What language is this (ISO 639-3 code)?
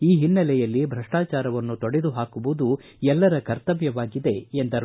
kan